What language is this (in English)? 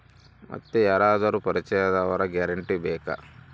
Kannada